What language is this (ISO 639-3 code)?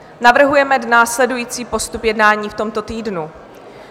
ces